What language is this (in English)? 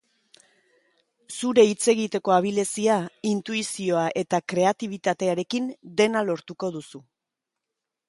Basque